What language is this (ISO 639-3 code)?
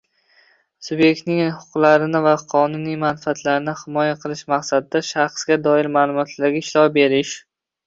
uzb